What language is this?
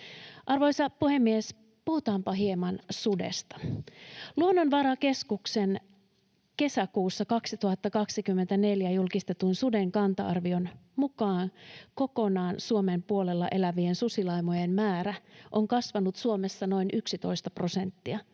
Finnish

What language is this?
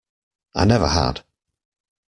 English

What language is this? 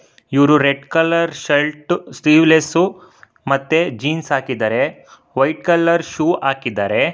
Kannada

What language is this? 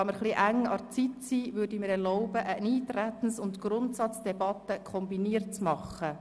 Swiss German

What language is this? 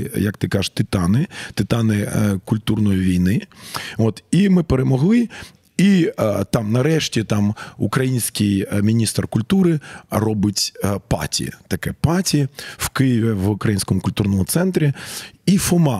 Ukrainian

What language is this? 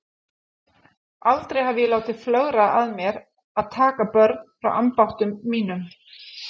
Icelandic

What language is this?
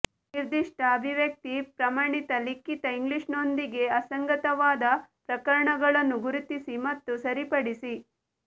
Kannada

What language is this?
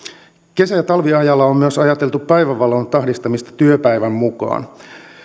Finnish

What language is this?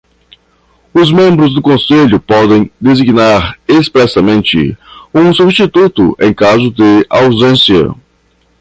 Portuguese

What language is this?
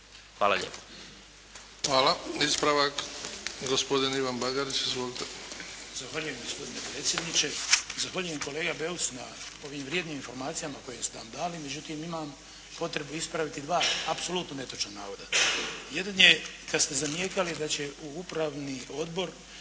Croatian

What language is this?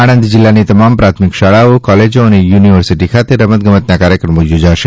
Gujarati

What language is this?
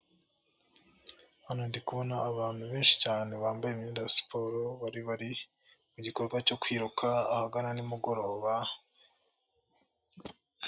Kinyarwanda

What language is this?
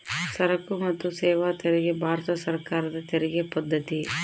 Kannada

